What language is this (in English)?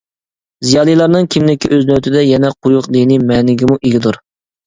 Uyghur